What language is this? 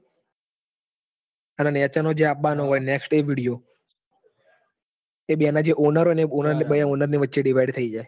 Gujarati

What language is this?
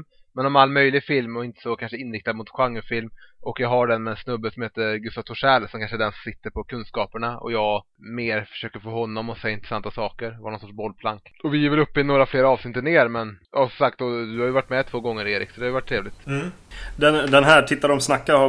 Swedish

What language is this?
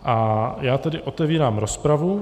Czech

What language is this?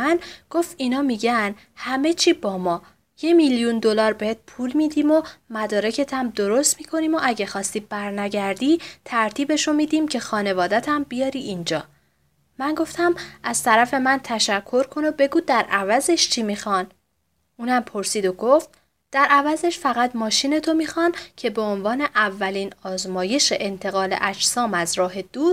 Persian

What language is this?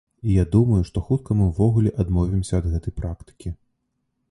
Belarusian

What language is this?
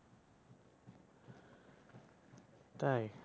Bangla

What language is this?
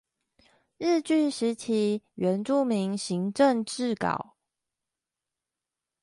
Chinese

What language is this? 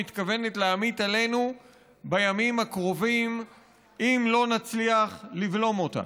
Hebrew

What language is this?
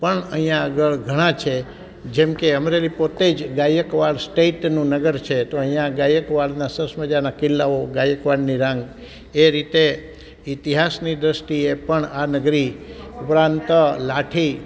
Gujarati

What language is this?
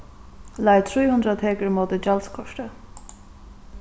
Faroese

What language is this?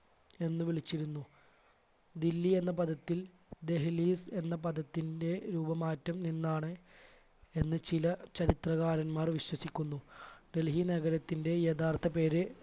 Malayalam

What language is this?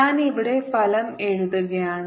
Malayalam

